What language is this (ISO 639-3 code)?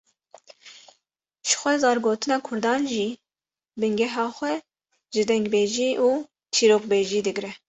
kur